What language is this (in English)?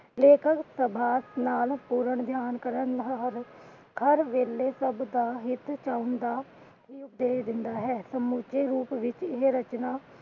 Punjabi